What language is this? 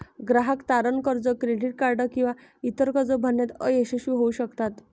Marathi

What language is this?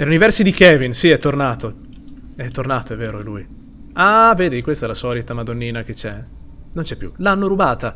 Italian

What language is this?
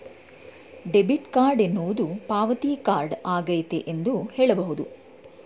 Kannada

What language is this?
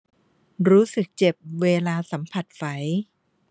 Thai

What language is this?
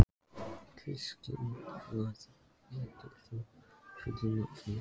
Icelandic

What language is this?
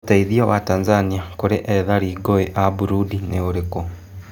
Kikuyu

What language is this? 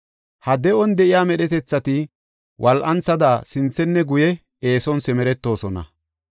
Gofa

